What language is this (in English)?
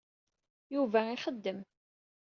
Kabyle